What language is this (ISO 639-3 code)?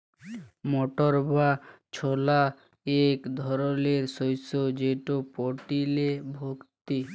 ben